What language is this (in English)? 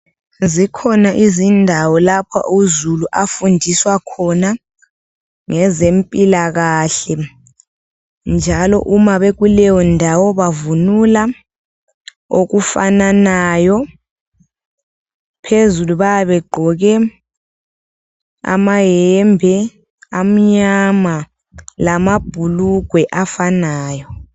North Ndebele